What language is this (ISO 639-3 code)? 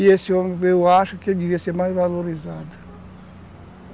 por